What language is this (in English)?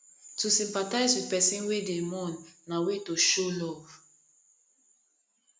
Nigerian Pidgin